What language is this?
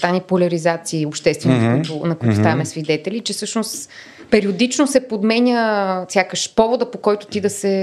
Bulgarian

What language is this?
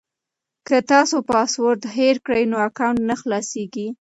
Pashto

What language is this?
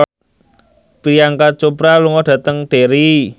Javanese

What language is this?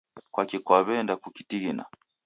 Taita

